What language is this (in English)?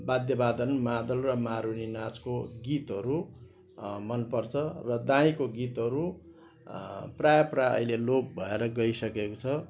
Nepali